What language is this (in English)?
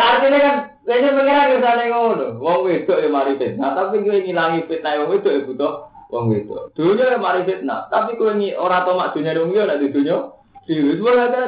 Indonesian